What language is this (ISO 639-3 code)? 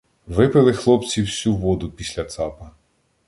ukr